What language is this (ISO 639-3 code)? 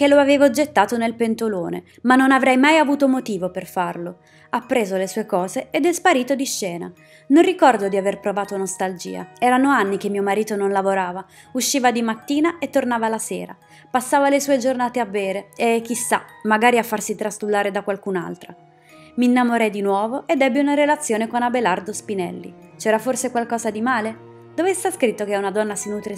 ita